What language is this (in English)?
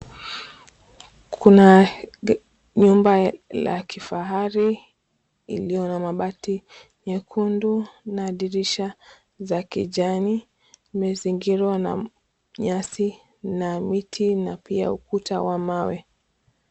Swahili